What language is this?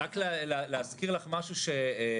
Hebrew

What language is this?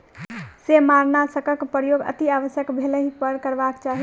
Maithili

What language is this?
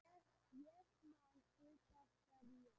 Icelandic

